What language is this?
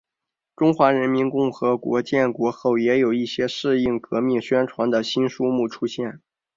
Chinese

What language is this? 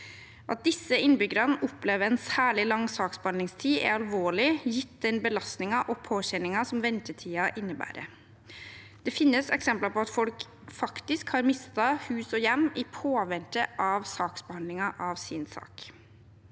Norwegian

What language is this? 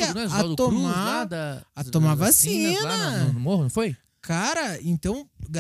Portuguese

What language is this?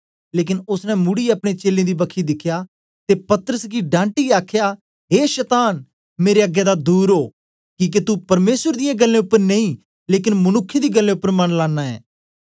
Dogri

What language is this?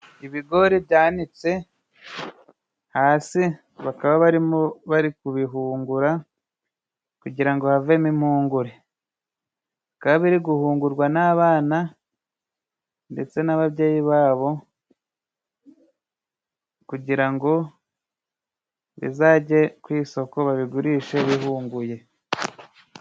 Kinyarwanda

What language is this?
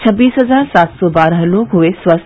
Hindi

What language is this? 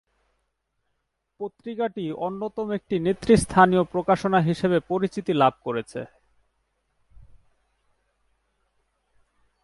Bangla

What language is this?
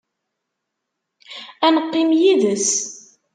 Kabyle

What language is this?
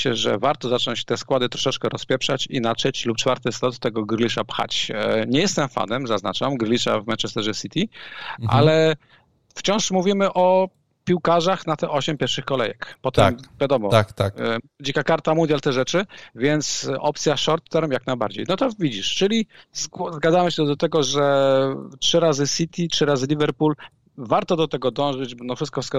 Polish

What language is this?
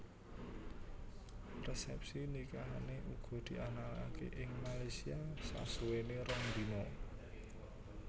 Javanese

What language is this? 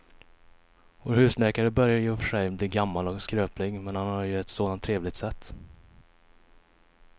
Swedish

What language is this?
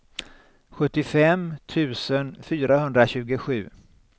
Swedish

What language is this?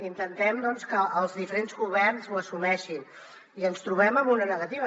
Catalan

